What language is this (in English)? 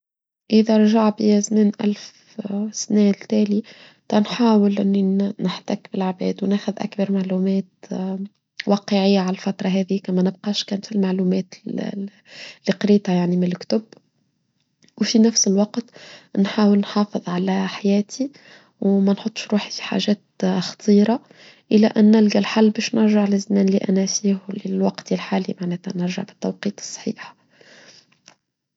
Tunisian Arabic